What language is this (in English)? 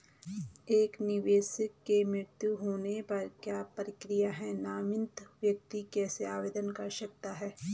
Hindi